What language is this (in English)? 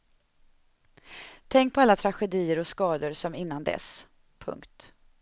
Swedish